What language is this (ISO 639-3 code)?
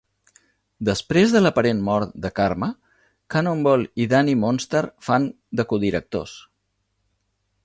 cat